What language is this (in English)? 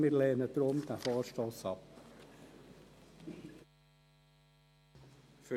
Swiss German